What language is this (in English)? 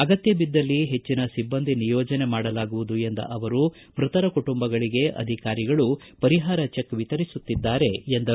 Kannada